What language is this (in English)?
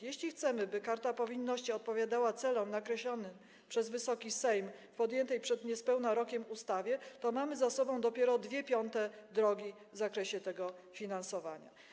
Polish